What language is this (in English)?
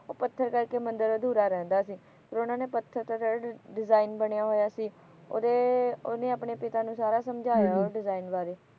Punjabi